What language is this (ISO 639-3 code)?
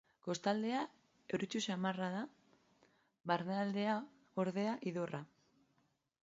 eus